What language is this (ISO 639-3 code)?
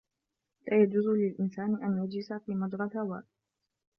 ara